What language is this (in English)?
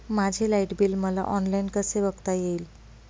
Marathi